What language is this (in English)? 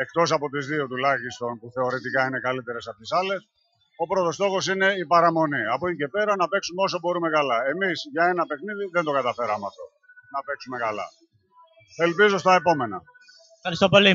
Greek